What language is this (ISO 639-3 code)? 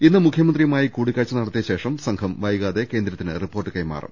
mal